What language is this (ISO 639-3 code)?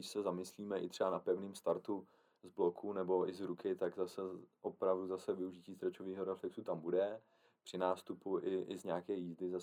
ces